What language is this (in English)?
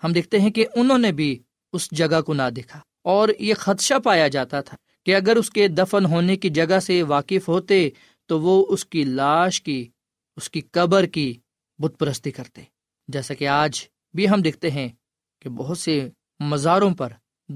Urdu